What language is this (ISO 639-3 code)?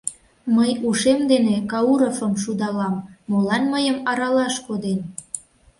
chm